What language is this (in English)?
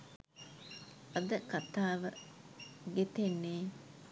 Sinhala